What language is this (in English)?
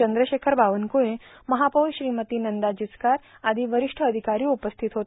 Marathi